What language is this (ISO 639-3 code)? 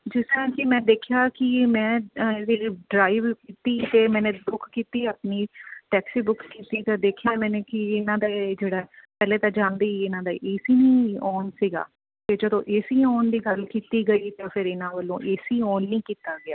pan